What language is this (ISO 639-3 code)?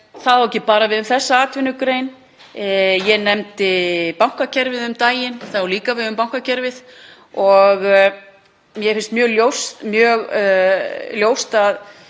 isl